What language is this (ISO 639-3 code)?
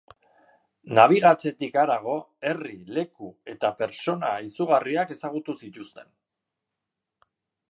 eus